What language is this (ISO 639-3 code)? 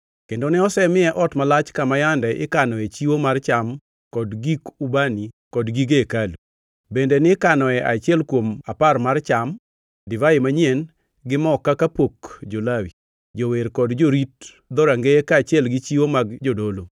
luo